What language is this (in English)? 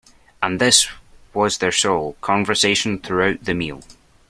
English